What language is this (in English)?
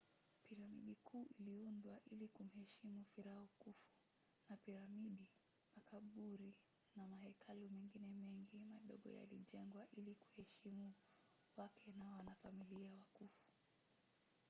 Swahili